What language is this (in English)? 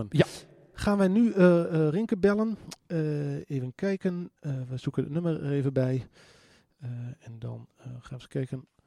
Dutch